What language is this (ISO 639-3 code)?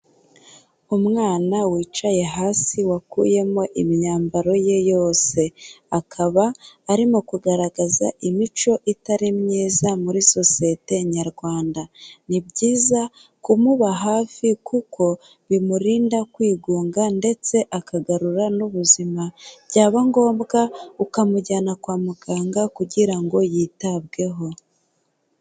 kin